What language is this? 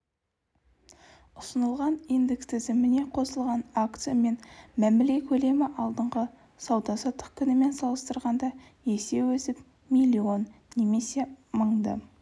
Kazakh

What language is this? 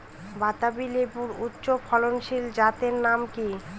Bangla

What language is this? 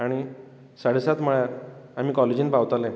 Konkani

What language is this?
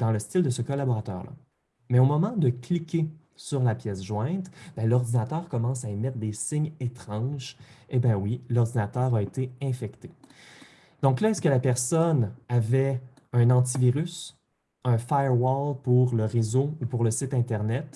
French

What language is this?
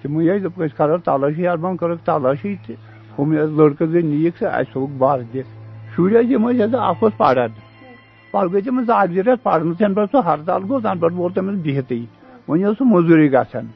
Urdu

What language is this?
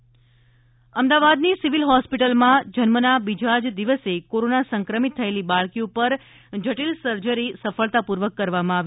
Gujarati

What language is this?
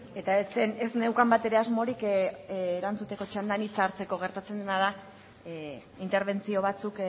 Basque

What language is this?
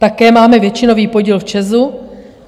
Czech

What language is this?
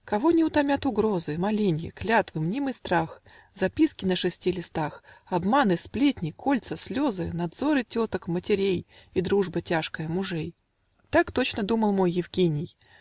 Russian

